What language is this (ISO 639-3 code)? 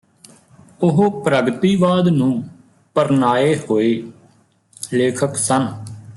pan